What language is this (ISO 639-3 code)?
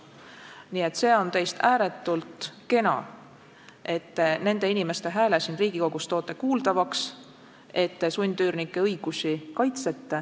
est